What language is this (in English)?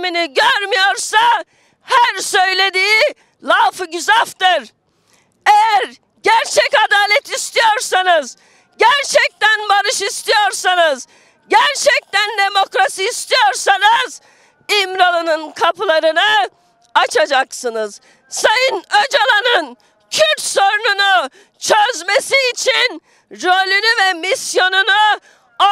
Turkish